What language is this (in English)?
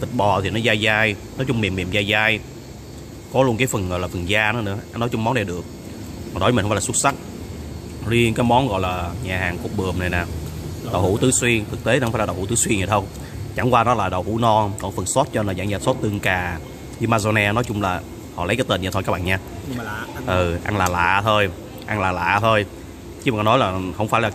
Vietnamese